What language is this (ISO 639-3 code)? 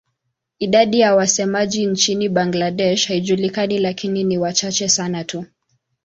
swa